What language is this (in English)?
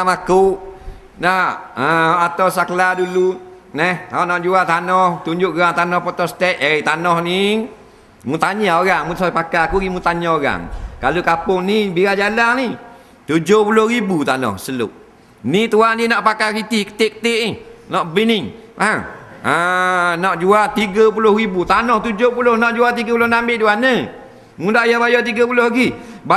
Malay